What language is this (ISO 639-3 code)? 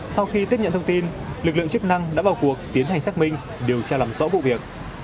vie